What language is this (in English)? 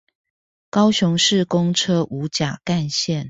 Chinese